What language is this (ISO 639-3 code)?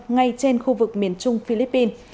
vie